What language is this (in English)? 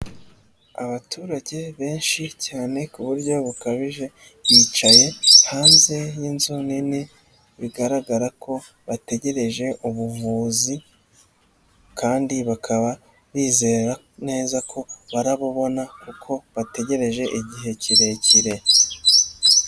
Kinyarwanda